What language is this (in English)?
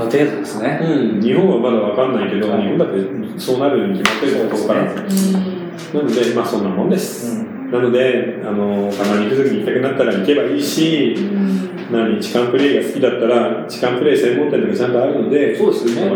Japanese